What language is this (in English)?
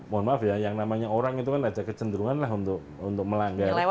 Indonesian